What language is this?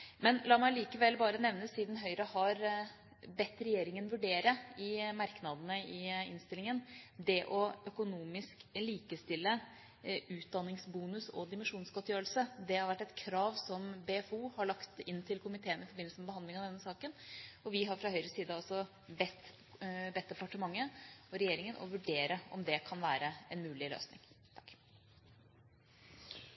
Norwegian Bokmål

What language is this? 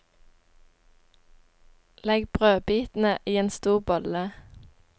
Norwegian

